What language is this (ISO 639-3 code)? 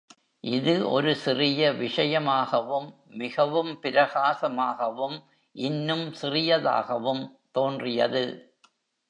tam